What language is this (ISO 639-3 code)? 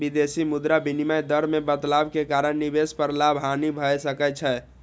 mai